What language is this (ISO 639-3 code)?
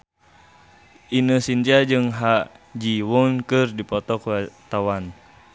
sun